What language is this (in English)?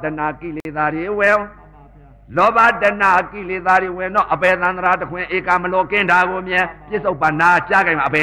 Vietnamese